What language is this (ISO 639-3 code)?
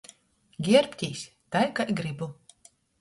ltg